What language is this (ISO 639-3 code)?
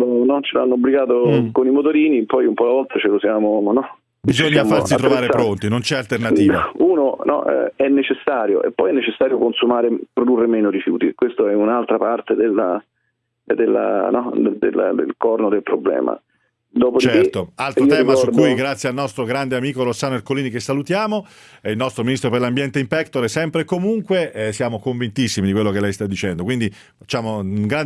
ita